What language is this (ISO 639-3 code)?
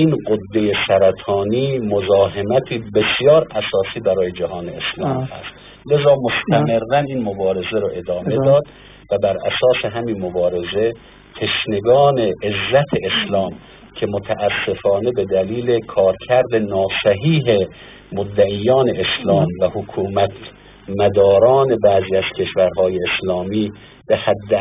fas